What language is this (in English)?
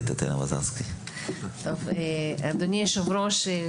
Hebrew